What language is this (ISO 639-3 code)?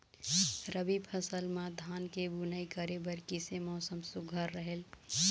hne